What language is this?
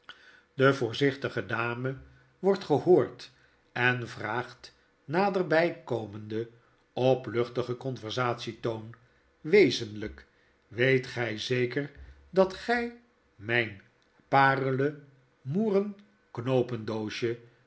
Dutch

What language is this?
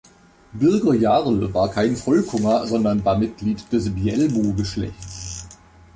German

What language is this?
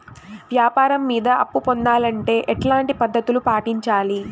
Telugu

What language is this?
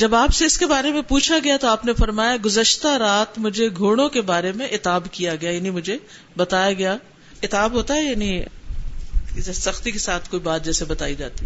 Urdu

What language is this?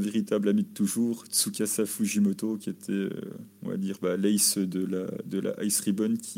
French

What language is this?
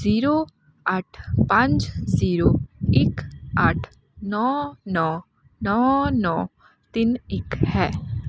Punjabi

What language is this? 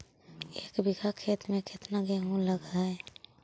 Magahi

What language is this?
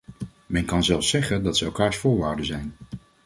Dutch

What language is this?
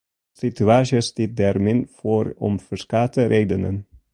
Western Frisian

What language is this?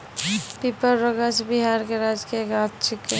Maithili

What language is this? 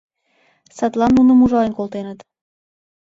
Mari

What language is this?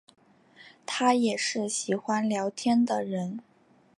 Chinese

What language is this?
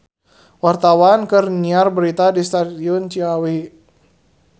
Sundanese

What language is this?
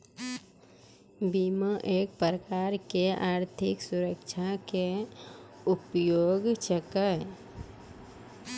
Maithili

